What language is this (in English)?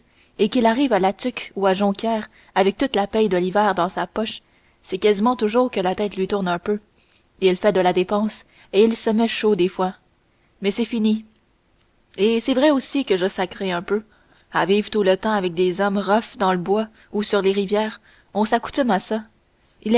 French